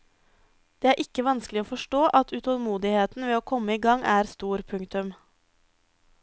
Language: Norwegian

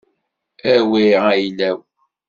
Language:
Kabyle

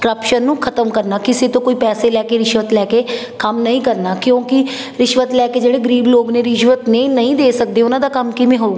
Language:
Punjabi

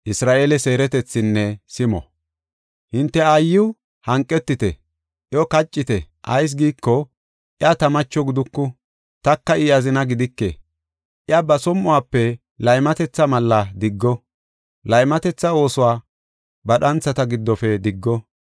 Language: Gofa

